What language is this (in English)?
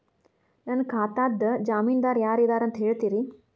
Kannada